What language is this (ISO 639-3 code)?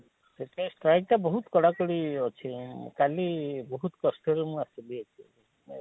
ori